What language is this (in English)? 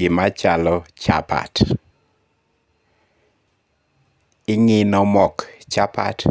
Luo (Kenya and Tanzania)